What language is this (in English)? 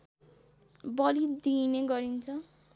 Nepali